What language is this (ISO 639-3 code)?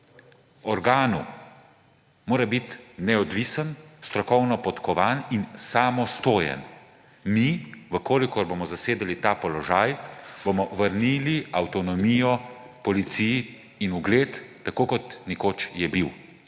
slv